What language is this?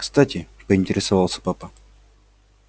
Russian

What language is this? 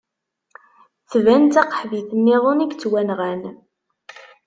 Kabyle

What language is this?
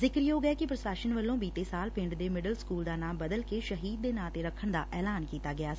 Punjabi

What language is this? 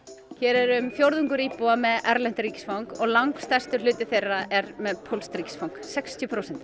Icelandic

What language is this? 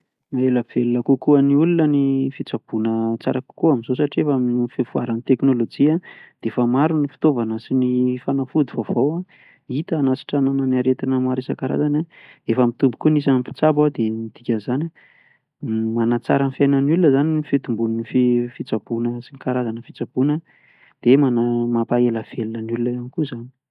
Malagasy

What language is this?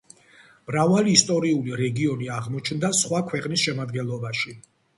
Georgian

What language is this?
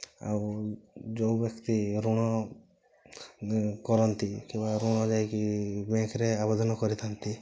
Odia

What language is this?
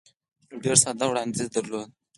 Pashto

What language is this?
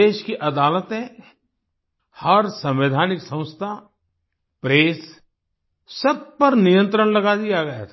Hindi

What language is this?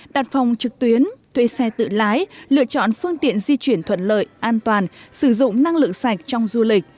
Vietnamese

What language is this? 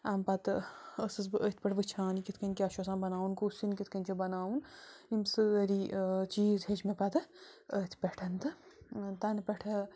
Kashmiri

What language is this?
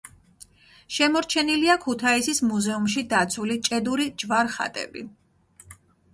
Georgian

